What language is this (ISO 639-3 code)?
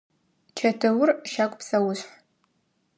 ady